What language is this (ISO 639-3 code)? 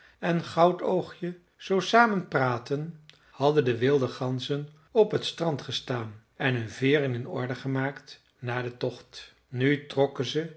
nld